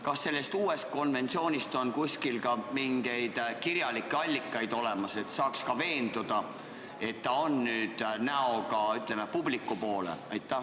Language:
Estonian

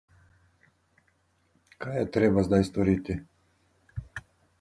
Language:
Slovenian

